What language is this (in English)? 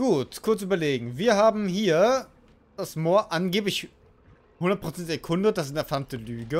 German